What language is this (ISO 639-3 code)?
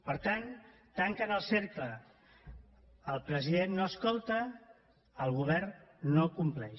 cat